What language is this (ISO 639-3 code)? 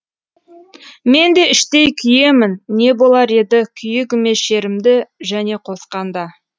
kaz